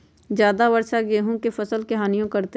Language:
Magahi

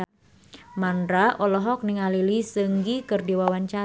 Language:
Sundanese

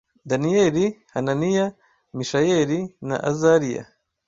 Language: Kinyarwanda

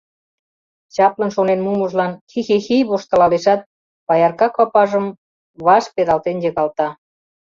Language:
Mari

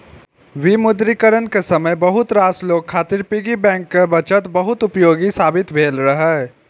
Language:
Maithili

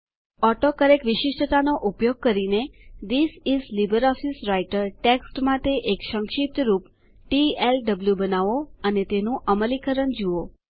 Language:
Gujarati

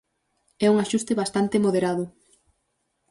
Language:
Galician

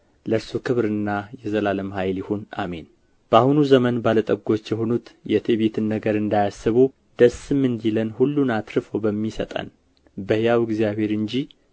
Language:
Amharic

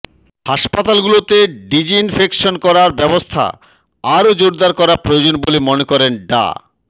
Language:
Bangla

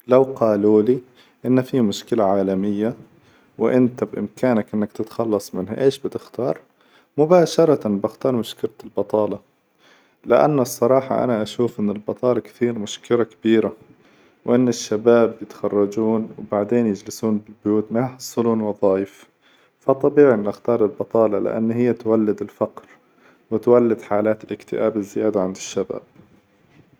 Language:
Hijazi Arabic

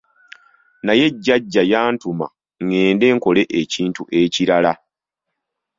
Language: Ganda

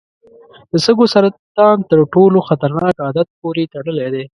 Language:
Pashto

